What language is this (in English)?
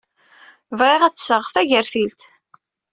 Kabyle